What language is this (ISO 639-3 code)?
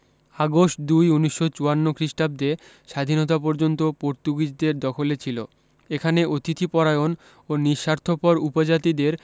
ben